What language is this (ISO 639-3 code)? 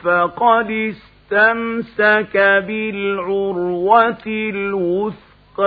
ara